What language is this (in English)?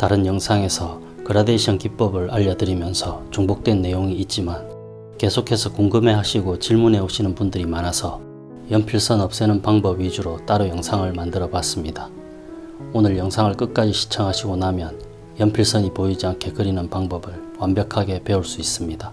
Korean